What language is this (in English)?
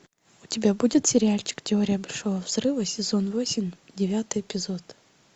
Russian